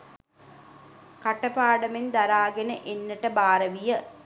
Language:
Sinhala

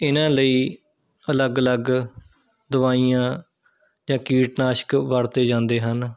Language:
Punjabi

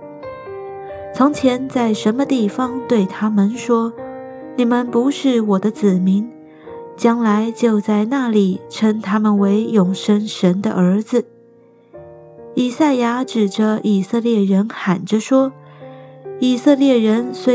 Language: Chinese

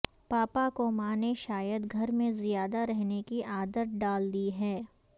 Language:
Urdu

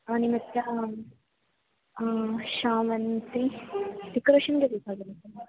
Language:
Kannada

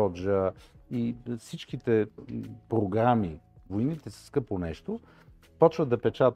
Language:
Bulgarian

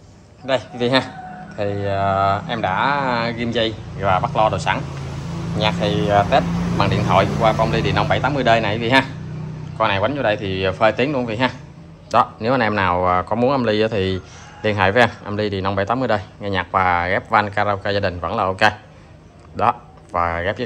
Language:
Vietnamese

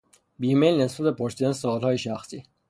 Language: Persian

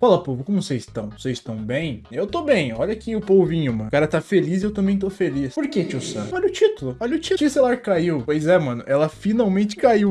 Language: Portuguese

